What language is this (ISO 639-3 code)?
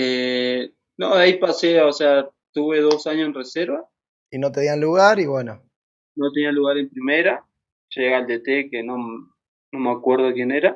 spa